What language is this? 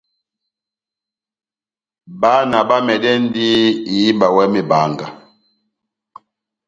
Batanga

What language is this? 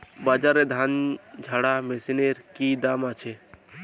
Bangla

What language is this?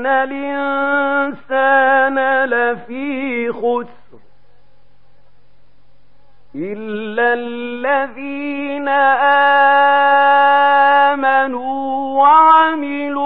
Arabic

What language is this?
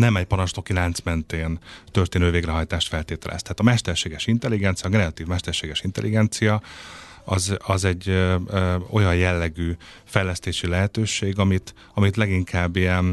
Hungarian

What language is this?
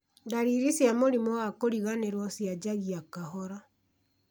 Kikuyu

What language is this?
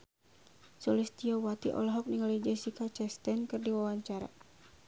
Sundanese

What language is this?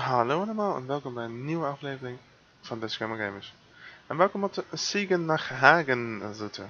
Dutch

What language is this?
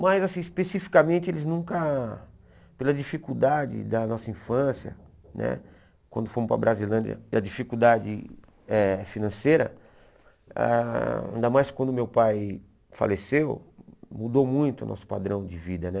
Portuguese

